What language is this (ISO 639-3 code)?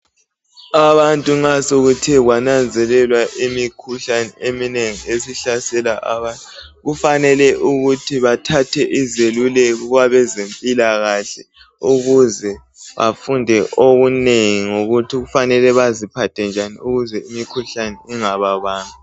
nde